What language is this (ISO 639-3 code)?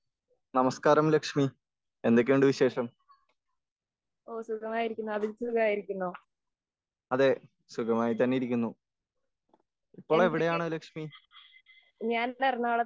mal